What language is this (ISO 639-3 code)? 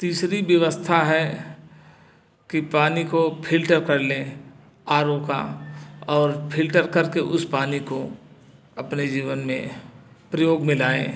hin